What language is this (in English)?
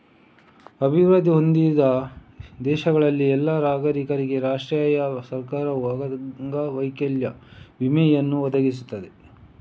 Kannada